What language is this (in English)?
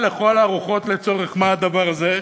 Hebrew